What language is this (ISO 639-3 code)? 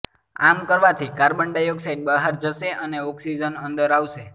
guj